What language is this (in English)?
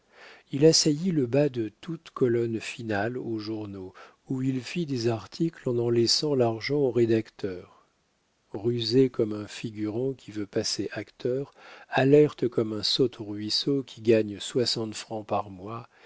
French